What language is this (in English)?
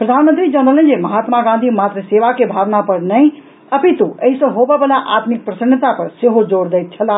Maithili